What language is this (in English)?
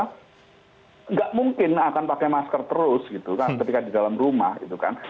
Indonesian